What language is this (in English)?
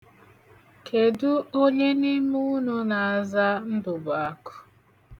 Igbo